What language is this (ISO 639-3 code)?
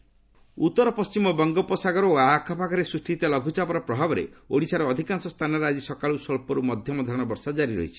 ori